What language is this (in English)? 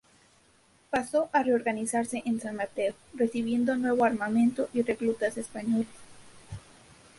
Spanish